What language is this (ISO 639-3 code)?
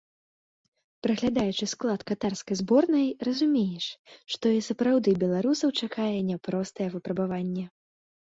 bel